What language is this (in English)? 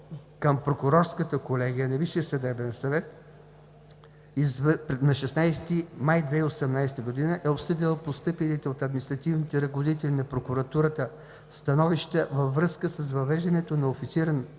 Bulgarian